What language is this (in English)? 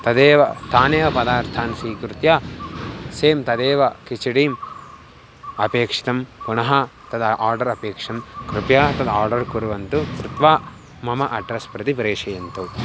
Sanskrit